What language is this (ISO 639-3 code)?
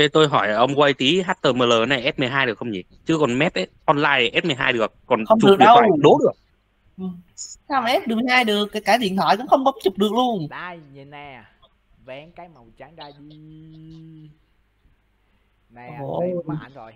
vie